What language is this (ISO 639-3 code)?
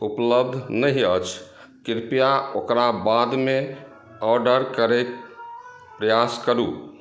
mai